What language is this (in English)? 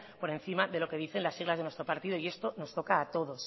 Spanish